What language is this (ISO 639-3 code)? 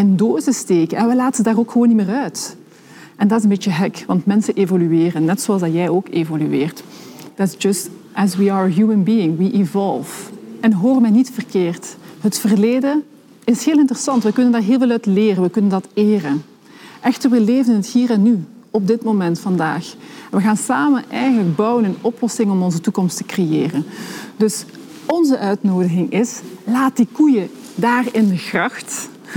nld